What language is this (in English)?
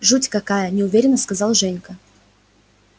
Russian